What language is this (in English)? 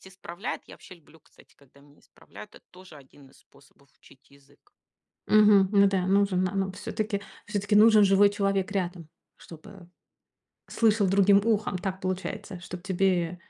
Russian